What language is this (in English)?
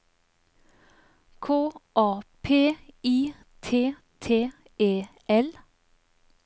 Norwegian